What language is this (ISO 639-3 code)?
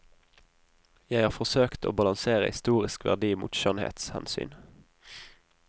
nor